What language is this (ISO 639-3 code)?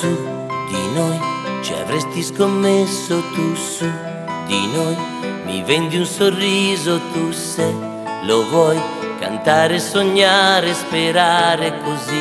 ita